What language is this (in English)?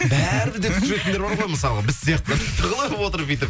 Kazakh